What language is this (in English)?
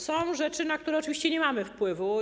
Polish